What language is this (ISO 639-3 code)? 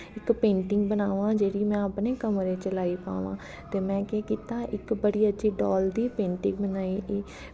doi